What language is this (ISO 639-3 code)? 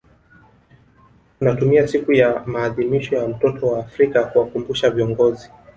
swa